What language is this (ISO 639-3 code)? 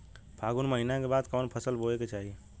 bho